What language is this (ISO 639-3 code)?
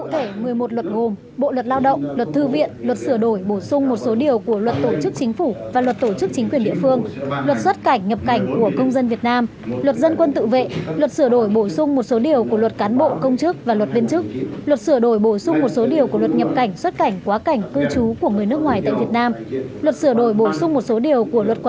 vie